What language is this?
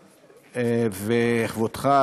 Hebrew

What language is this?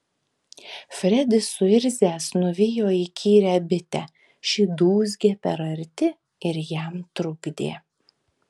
Lithuanian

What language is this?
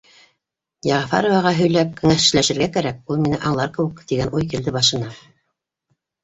Bashkir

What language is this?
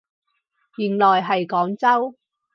Cantonese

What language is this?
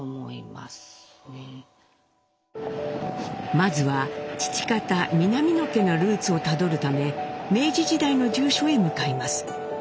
Japanese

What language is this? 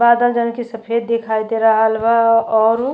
Bhojpuri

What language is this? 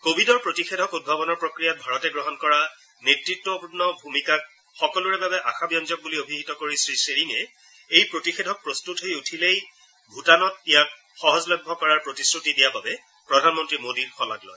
Assamese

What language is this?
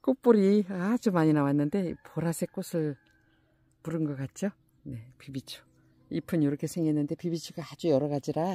Korean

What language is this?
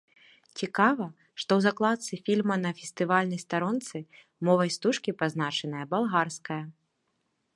Belarusian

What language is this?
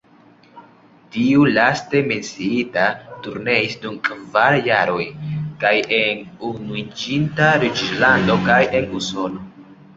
Esperanto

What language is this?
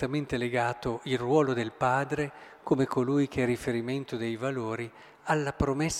Italian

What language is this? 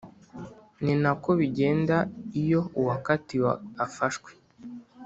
Kinyarwanda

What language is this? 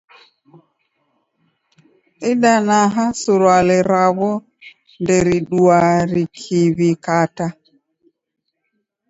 Taita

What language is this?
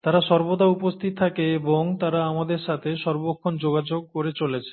Bangla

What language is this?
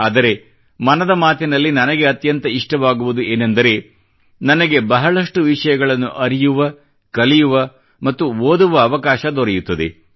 Kannada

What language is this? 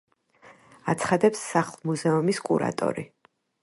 Georgian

